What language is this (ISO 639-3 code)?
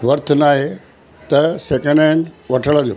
snd